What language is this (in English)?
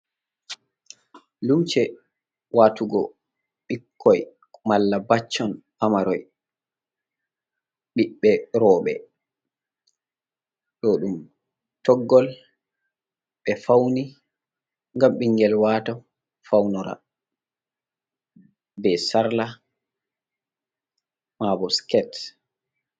Fula